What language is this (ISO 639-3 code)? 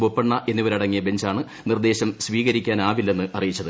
mal